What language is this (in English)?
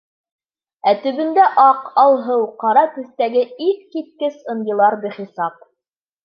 Bashkir